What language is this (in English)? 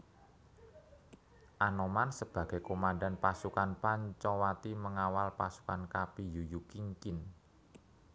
Javanese